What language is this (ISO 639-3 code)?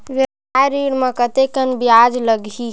hne